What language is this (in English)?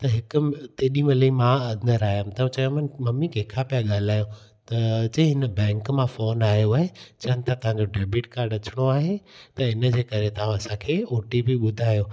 Sindhi